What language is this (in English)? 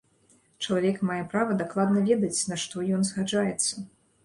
Belarusian